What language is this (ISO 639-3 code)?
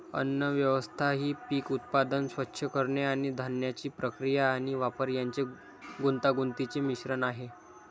mar